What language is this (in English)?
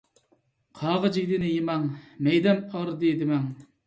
Uyghur